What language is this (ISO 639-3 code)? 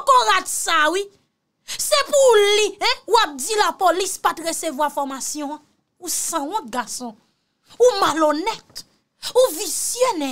fra